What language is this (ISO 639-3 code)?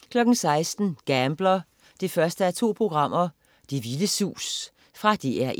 dan